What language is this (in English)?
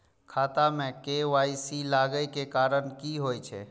Maithili